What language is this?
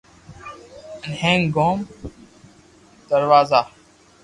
Loarki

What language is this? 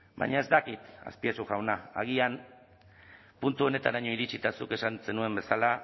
Basque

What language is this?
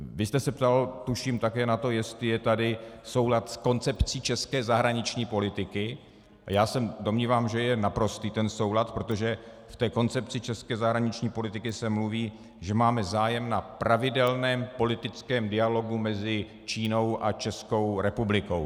Czech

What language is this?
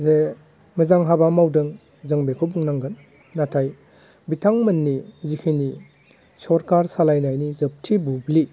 Bodo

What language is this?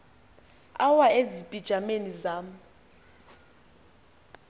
Xhosa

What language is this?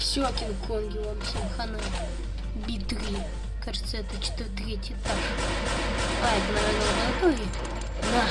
Russian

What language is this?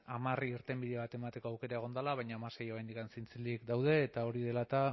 Basque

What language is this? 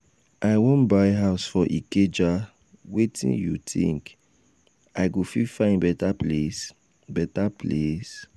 Nigerian Pidgin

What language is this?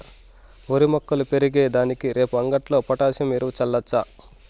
Telugu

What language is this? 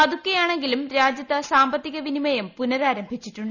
Malayalam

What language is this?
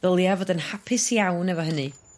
Welsh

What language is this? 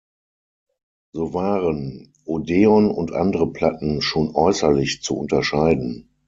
German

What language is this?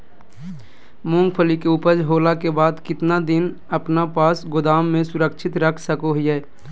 Magahi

